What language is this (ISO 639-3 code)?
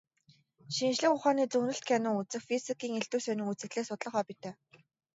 mon